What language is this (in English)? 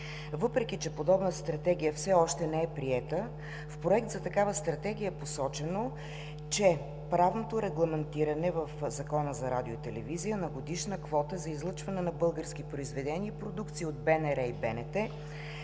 Bulgarian